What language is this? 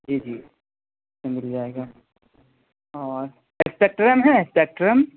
Urdu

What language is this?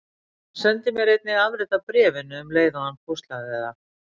Icelandic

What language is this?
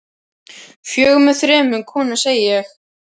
Icelandic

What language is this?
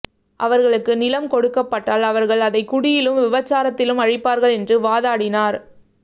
Tamil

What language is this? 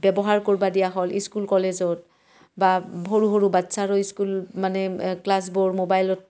Assamese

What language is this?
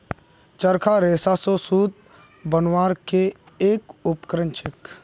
Magahi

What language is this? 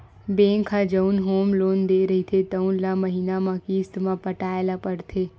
Chhattisgarhi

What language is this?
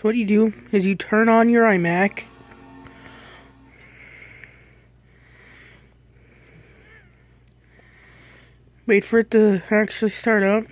English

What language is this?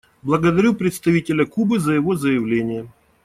Russian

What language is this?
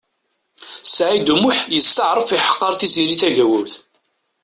Kabyle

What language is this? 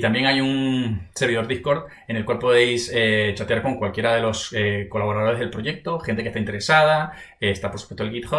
Spanish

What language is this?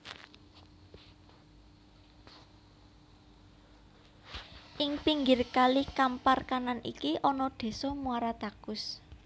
Javanese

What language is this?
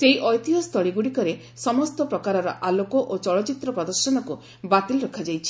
Odia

